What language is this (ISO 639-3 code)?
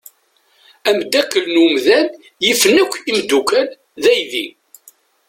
kab